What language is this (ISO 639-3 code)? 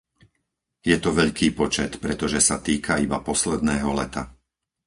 slk